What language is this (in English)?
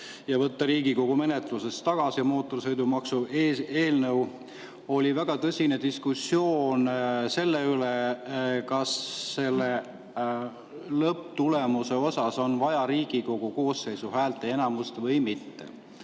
Estonian